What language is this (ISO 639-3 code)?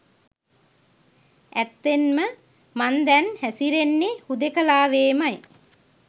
sin